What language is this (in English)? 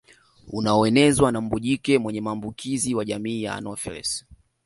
Swahili